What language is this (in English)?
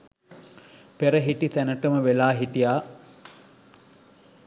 Sinhala